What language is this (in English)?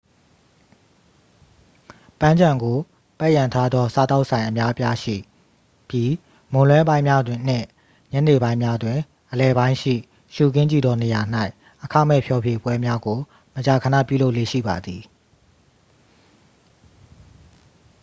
Burmese